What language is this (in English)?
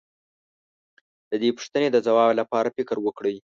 Pashto